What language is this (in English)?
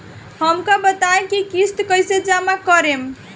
Bhojpuri